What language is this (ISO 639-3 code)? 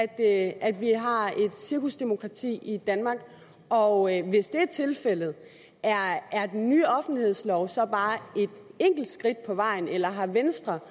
dan